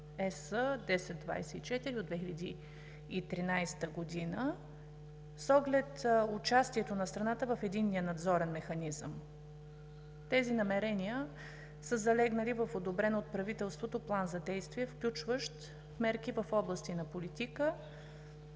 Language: Bulgarian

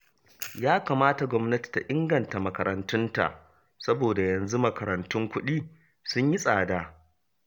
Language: Hausa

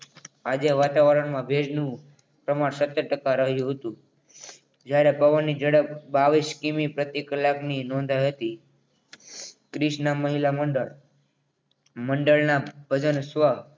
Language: Gujarati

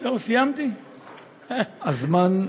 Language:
Hebrew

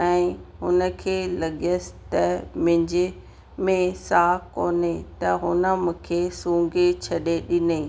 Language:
Sindhi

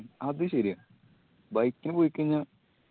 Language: Malayalam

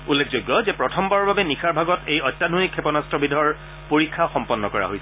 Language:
Assamese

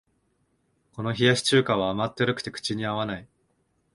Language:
Japanese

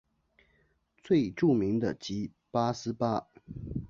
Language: Chinese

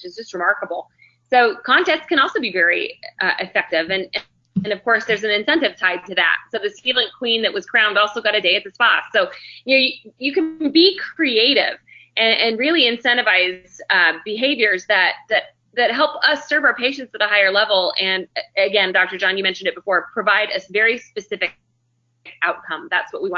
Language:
English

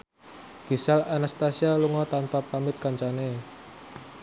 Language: Javanese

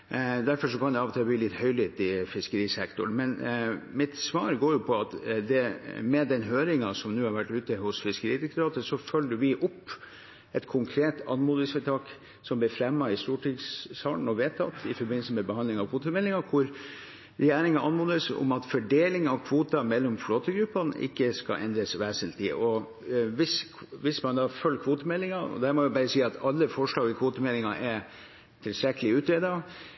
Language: Norwegian Bokmål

